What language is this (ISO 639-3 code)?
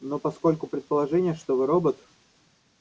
rus